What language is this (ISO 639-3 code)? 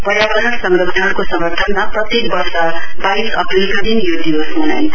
nep